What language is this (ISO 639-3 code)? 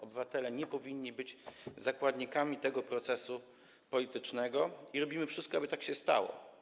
pol